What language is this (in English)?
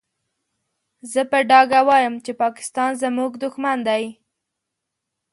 Pashto